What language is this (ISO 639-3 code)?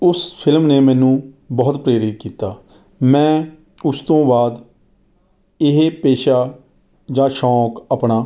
pan